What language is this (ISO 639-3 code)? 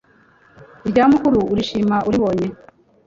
kin